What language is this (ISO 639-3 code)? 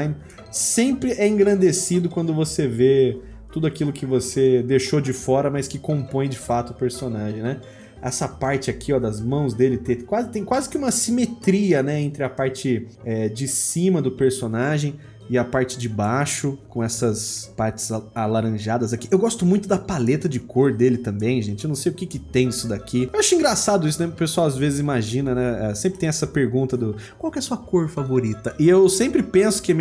por